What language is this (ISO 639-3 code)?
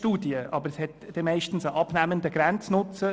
gsw